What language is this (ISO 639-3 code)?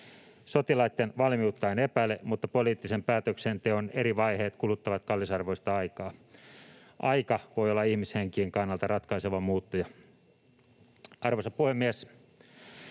fin